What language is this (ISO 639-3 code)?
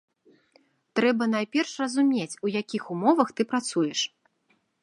bel